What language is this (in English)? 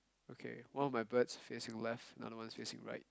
English